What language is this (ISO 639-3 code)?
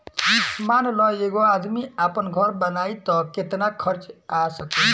bho